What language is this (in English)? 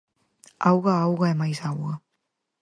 Galician